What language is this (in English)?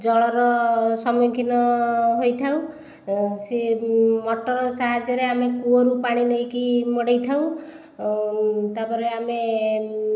Odia